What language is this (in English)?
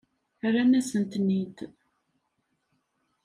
Kabyle